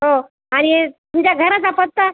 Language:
Marathi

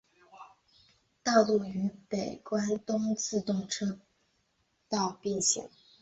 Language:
Chinese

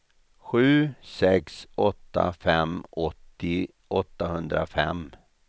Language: Swedish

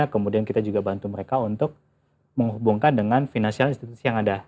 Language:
Indonesian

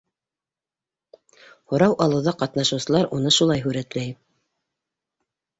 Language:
Bashkir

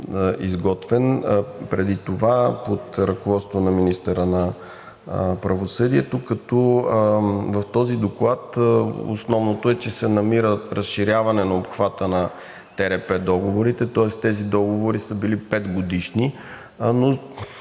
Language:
Bulgarian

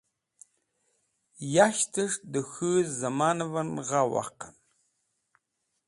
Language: Wakhi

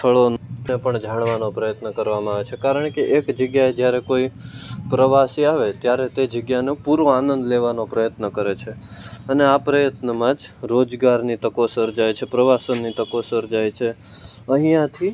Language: Gujarati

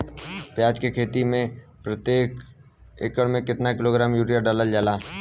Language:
Bhojpuri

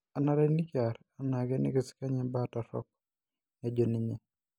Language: Masai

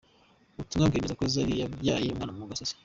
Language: Kinyarwanda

